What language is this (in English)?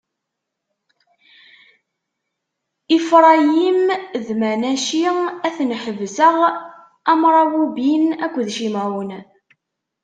Kabyle